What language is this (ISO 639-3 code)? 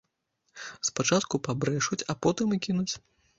bel